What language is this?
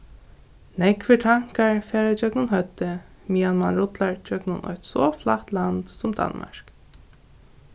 Faroese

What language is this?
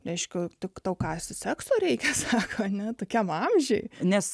Lithuanian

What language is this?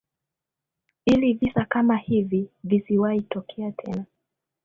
Swahili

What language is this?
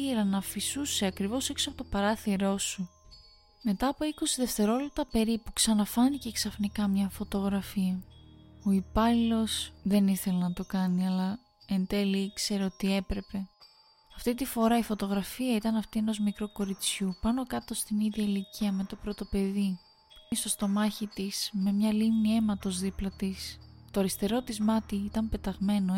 Greek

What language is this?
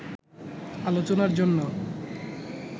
Bangla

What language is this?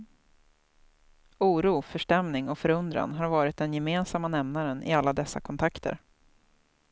Swedish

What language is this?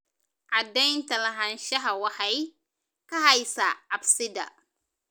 Somali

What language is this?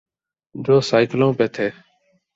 Urdu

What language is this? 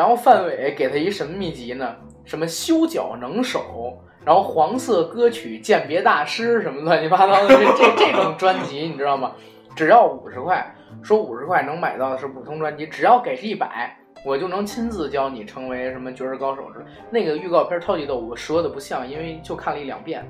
Chinese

